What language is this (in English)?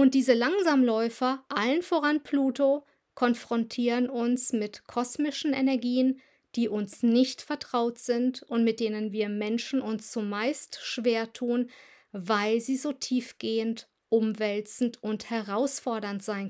German